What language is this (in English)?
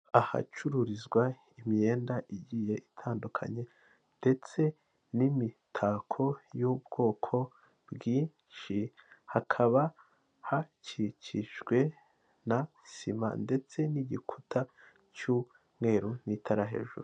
Kinyarwanda